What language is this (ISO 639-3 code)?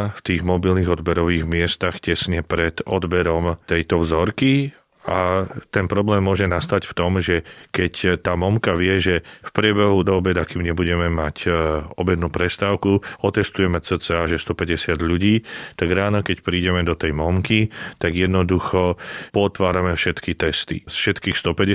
slk